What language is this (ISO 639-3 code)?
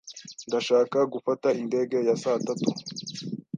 kin